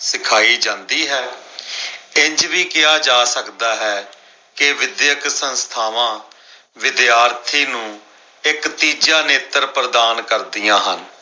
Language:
Punjabi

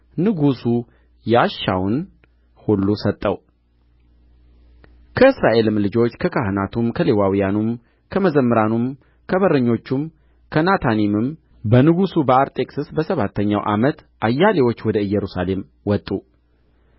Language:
Amharic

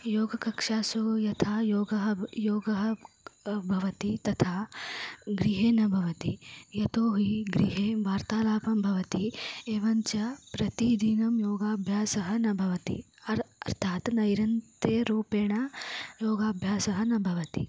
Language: Sanskrit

